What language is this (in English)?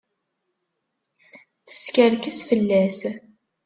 Kabyle